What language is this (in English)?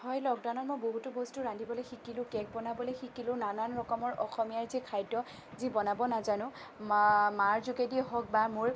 Assamese